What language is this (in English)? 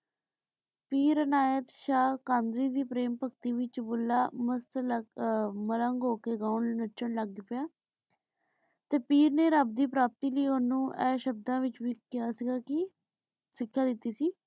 Punjabi